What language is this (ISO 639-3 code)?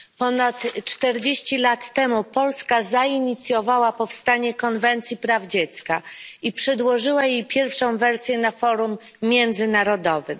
pol